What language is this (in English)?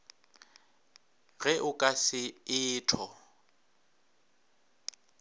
Northern Sotho